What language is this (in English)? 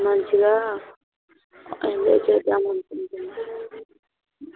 Telugu